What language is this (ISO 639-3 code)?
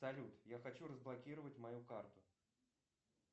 rus